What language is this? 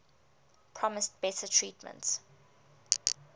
English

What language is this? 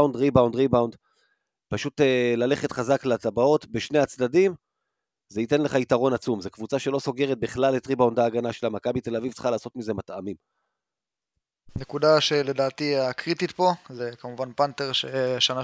Hebrew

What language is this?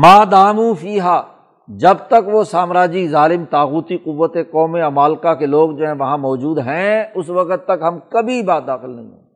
Urdu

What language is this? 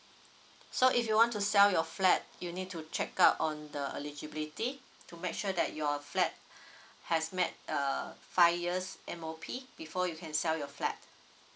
English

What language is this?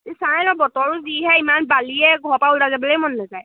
Assamese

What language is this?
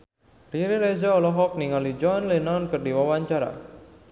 Sundanese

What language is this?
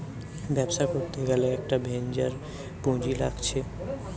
Bangla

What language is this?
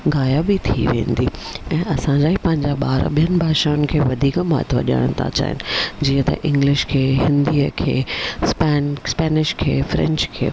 Sindhi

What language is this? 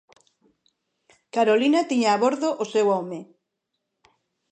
Galician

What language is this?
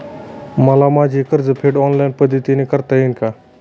Marathi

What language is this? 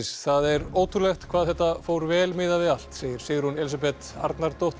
Icelandic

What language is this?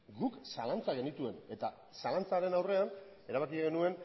Basque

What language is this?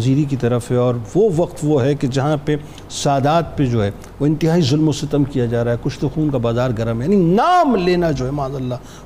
Urdu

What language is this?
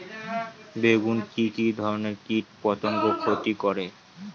Bangla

